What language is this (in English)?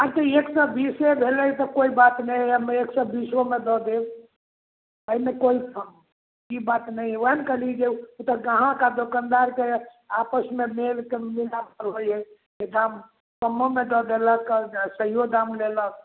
Maithili